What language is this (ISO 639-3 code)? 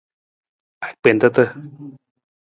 nmz